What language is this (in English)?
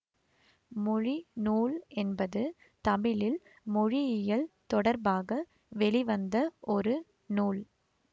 Tamil